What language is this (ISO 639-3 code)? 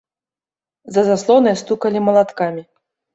bel